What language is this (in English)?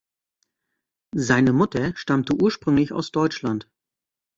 German